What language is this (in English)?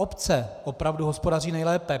Czech